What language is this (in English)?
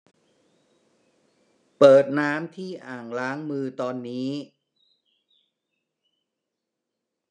Thai